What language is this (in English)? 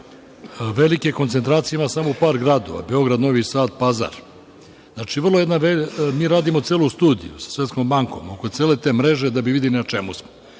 Serbian